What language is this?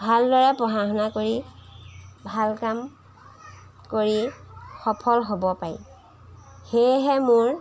Assamese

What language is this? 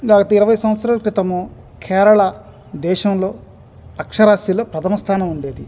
Telugu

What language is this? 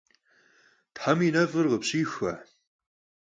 Kabardian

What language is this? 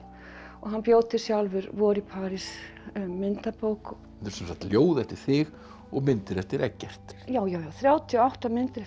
Icelandic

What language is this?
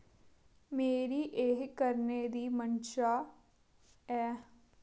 Dogri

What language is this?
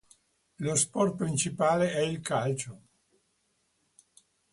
Italian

